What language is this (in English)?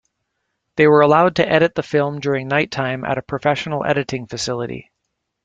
English